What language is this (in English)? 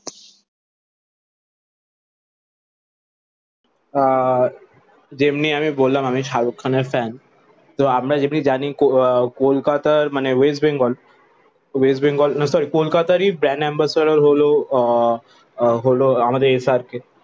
Bangla